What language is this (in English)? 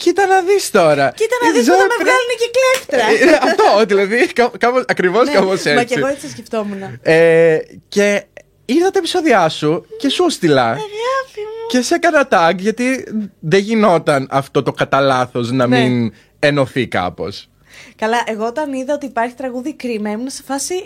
Greek